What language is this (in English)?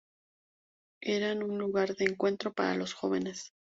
Spanish